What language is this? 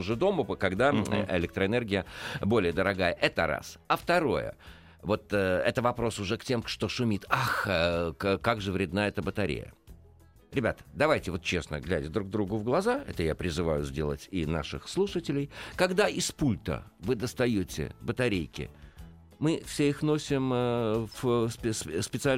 Russian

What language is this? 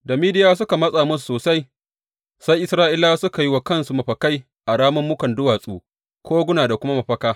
Hausa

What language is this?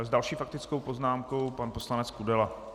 Czech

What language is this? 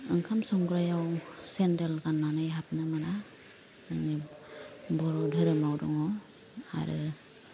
Bodo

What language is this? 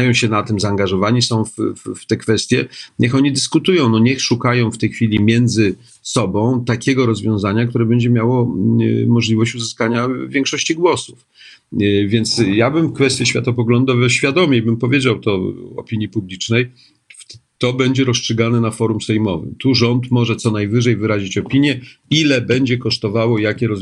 Polish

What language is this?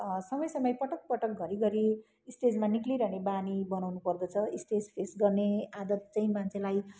Nepali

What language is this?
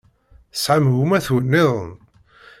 Kabyle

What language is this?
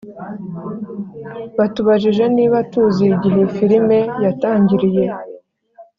Kinyarwanda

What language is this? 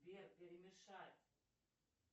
Russian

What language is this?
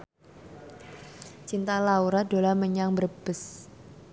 Javanese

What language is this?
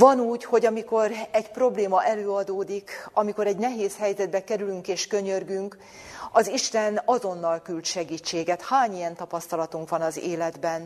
Hungarian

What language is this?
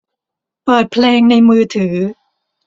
Thai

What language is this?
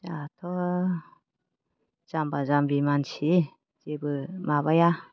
Bodo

